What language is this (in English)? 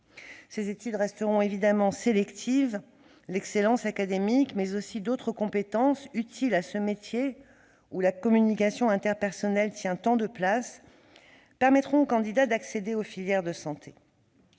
French